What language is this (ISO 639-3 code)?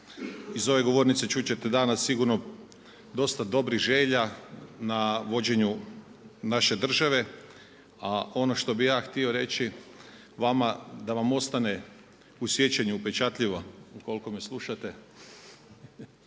hrv